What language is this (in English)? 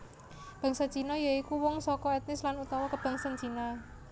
Javanese